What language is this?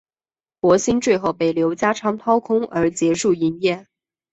Chinese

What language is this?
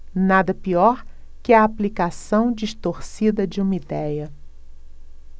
Portuguese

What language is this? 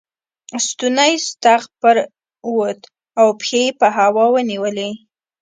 Pashto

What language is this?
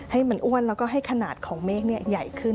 Thai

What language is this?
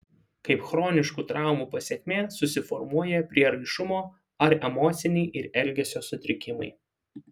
Lithuanian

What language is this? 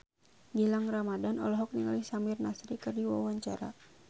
Sundanese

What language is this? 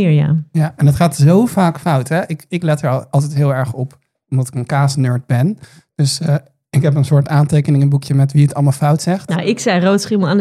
Dutch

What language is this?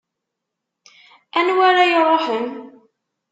Kabyle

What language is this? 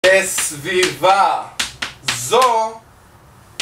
Hebrew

